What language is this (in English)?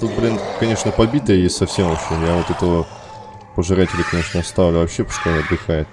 Russian